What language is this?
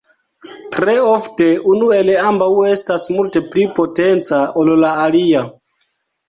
Esperanto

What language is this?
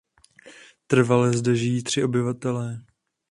Czech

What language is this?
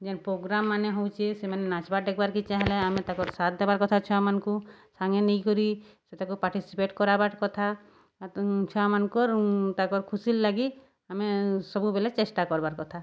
Odia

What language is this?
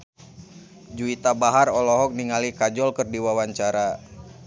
Sundanese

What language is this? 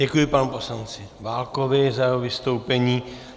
Czech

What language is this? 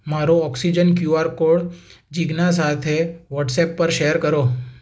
Gujarati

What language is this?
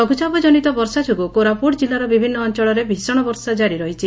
Odia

